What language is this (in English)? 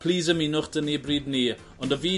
Welsh